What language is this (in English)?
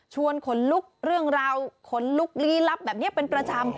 Thai